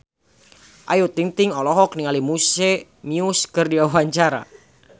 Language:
Sundanese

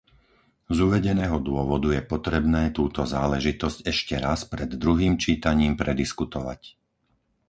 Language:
Slovak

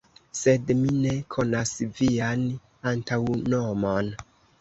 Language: Esperanto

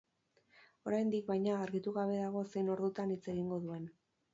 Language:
Basque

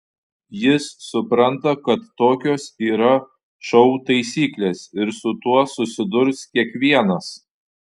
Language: Lithuanian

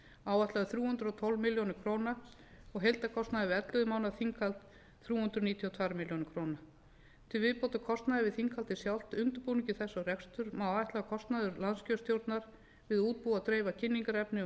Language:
Icelandic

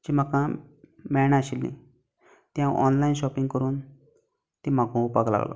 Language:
Konkani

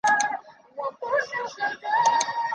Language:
Chinese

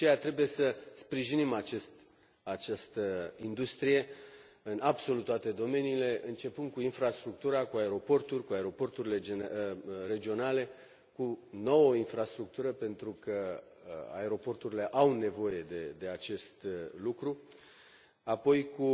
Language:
Romanian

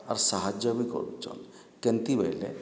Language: Odia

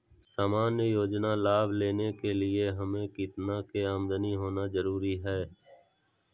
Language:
Magahi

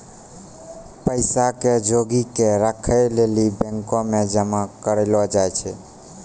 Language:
Maithili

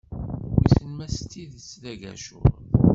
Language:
Kabyle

